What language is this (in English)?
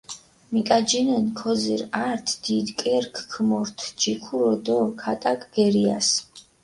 Mingrelian